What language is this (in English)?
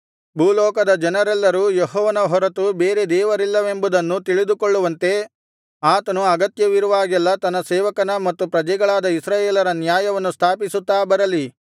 Kannada